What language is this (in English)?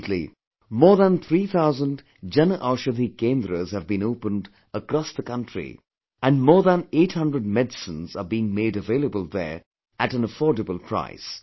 English